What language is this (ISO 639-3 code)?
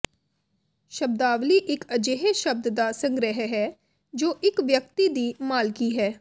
pan